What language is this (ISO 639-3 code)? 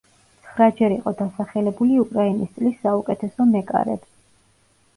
kat